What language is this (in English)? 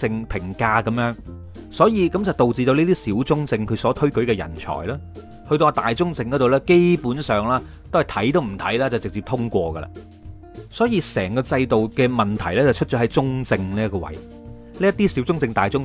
Chinese